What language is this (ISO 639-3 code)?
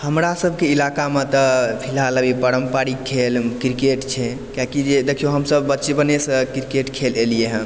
mai